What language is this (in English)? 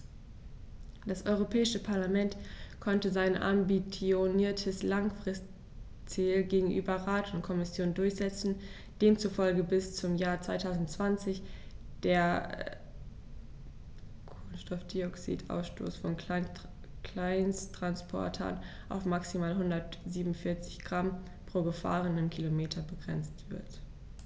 German